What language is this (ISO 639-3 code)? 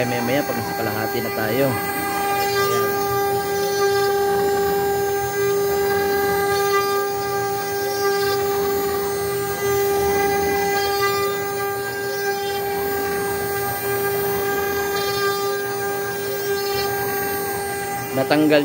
fil